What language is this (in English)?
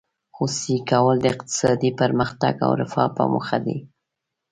Pashto